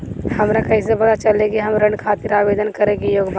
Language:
Bhojpuri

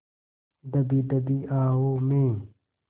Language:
Hindi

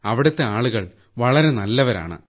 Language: Malayalam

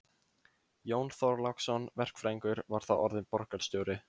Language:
Icelandic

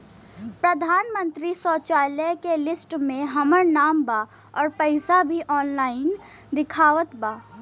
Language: Bhojpuri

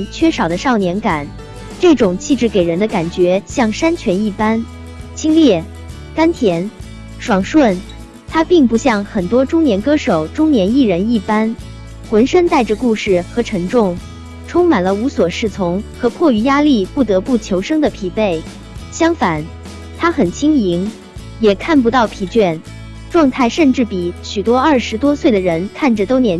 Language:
Chinese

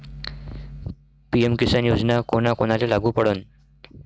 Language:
Marathi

